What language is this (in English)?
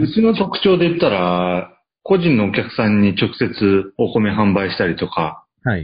Japanese